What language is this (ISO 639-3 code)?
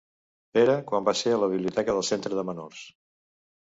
cat